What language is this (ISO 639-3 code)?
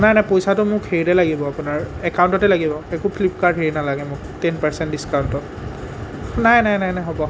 asm